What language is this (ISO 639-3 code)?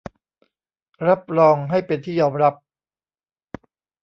tha